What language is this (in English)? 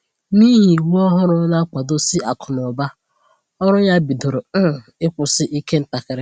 Igbo